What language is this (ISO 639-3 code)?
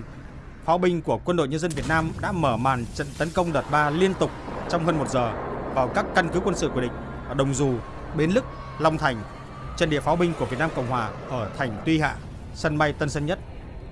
vie